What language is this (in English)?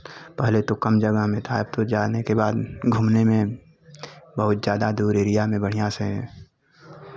Hindi